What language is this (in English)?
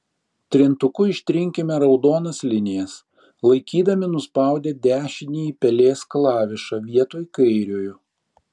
Lithuanian